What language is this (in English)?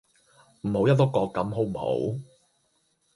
Cantonese